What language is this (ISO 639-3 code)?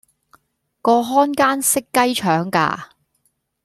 yue